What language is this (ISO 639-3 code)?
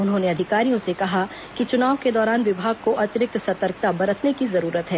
hin